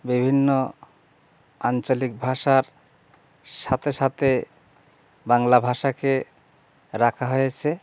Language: Bangla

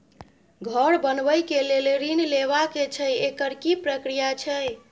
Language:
Maithili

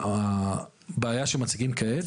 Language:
Hebrew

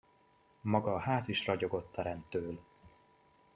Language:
Hungarian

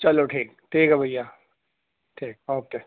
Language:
Urdu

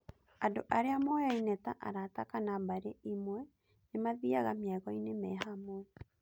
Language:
Kikuyu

